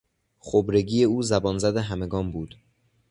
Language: Persian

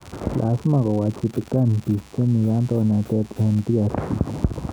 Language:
Kalenjin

